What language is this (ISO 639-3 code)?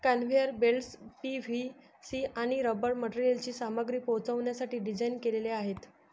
mar